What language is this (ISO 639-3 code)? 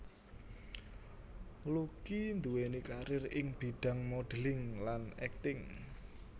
jav